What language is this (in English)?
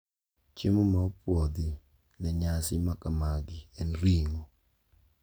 Luo (Kenya and Tanzania)